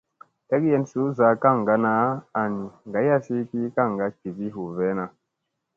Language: Musey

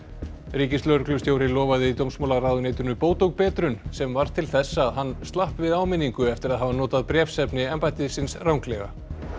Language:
Icelandic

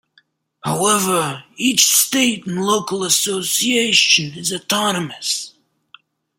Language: English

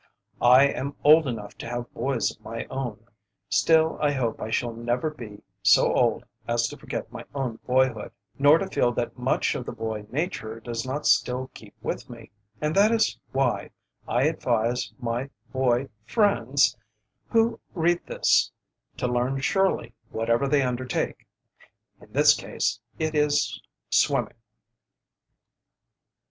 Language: English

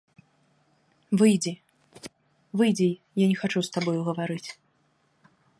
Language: Belarusian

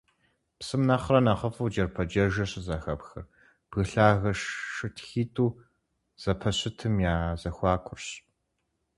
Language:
Kabardian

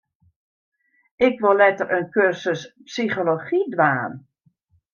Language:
Western Frisian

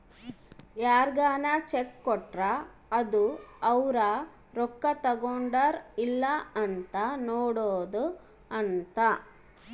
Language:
Kannada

